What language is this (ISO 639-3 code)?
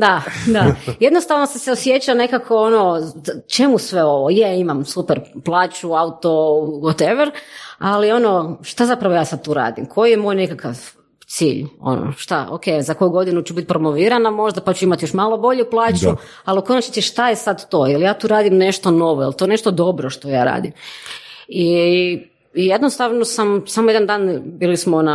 hrv